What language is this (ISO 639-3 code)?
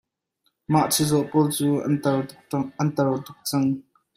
cnh